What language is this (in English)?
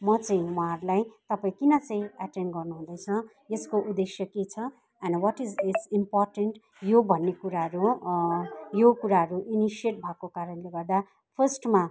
Nepali